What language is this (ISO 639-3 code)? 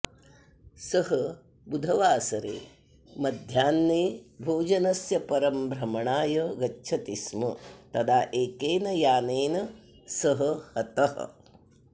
san